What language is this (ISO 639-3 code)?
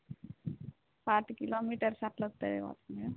tel